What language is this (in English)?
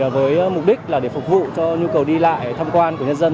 Vietnamese